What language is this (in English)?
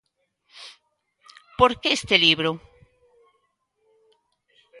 Galician